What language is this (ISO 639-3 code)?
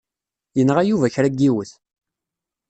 kab